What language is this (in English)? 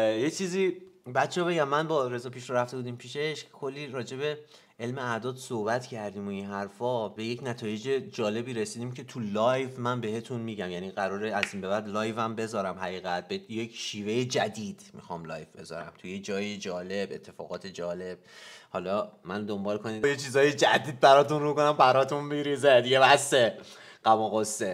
Persian